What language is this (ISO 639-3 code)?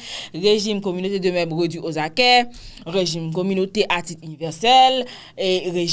fra